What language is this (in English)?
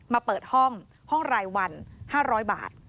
Thai